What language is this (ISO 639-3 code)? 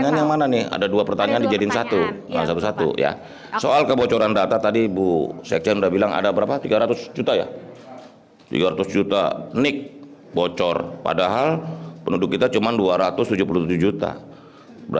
ind